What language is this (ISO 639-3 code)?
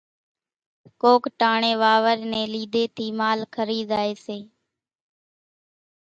gjk